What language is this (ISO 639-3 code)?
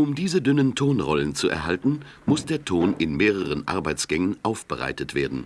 deu